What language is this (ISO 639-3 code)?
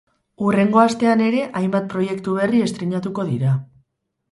eus